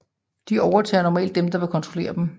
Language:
Danish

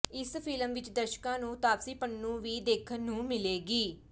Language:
Punjabi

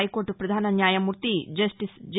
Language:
Telugu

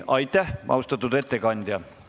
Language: Estonian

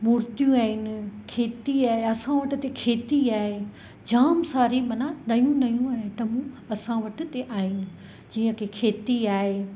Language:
Sindhi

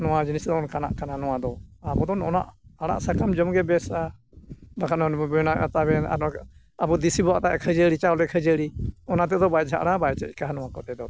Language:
Santali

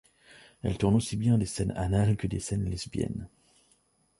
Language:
French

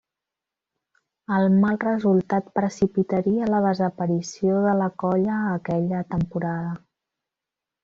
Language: Catalan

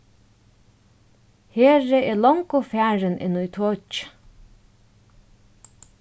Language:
Faroese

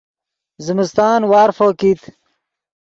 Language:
Yidgha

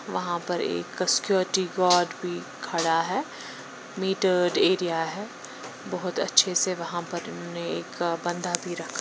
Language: Hindi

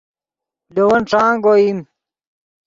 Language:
Yidgha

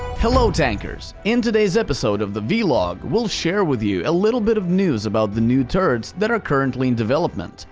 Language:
English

